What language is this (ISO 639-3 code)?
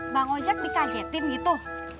ind